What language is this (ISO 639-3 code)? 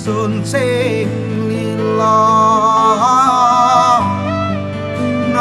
ind